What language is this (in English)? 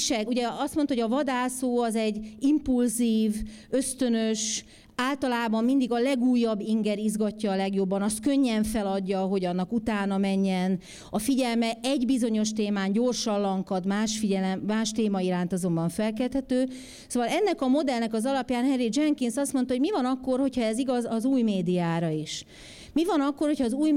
Hungarian